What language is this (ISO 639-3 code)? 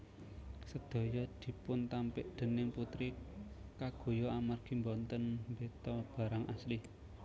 jav